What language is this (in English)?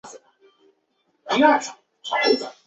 Chinese